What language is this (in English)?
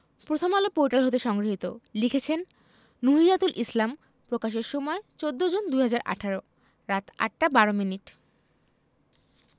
Bangla